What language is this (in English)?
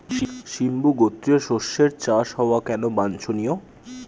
Bangla